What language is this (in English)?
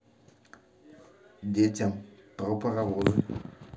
Russian